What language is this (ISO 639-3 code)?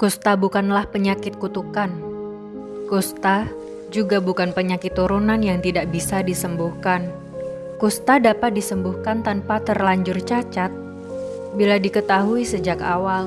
ind